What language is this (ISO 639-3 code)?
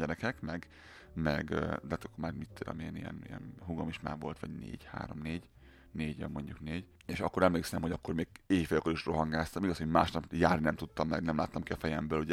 hun